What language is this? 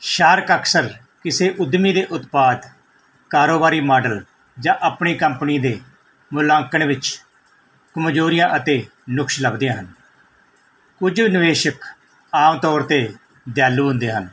Punjabi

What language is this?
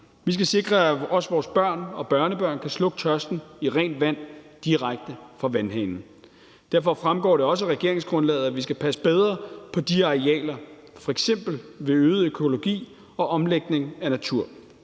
Danish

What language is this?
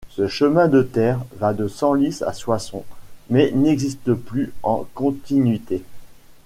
French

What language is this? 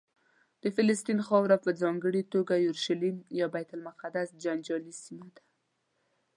Pashto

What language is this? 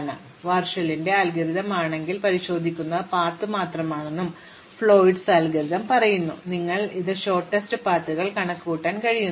Malayalam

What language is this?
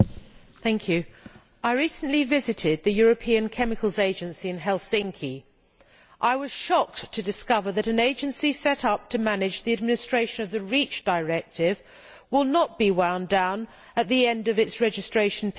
English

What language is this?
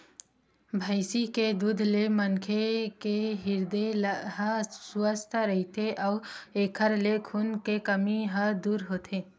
Chhattisgarhi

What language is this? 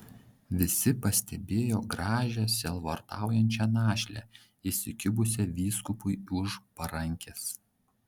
Lithuanian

